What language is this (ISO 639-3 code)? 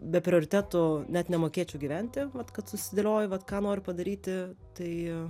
lit